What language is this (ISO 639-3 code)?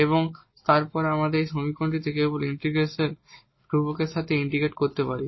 ben